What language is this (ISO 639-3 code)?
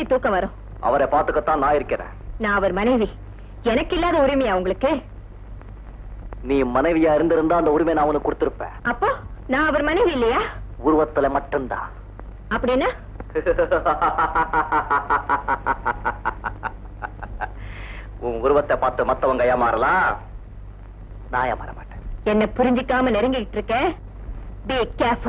ind